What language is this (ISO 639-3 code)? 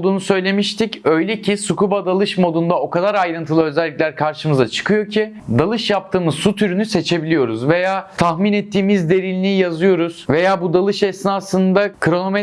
tur